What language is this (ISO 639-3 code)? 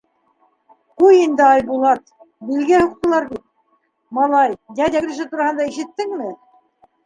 bak